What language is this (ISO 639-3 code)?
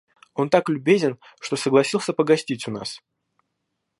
rus